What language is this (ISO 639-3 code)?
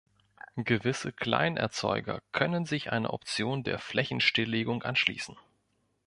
deu